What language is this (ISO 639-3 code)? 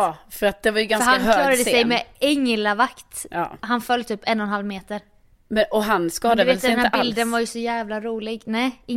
swe